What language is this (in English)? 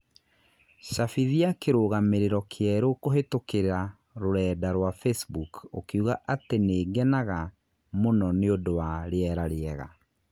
Kikuyu